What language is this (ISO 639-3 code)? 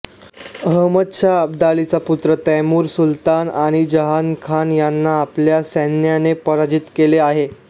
mar